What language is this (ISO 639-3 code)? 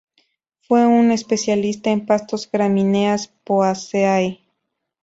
spa